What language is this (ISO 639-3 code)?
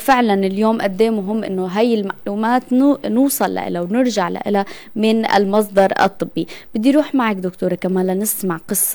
ara